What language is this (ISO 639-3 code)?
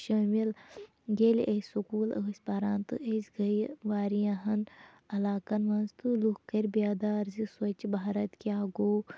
kas